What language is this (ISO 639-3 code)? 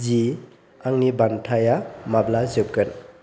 brx